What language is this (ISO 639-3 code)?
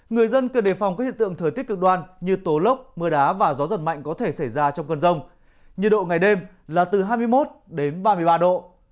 vie